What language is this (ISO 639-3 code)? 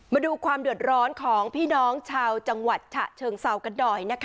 tha